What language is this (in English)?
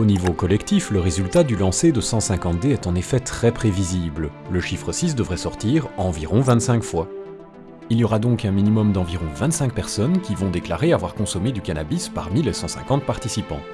French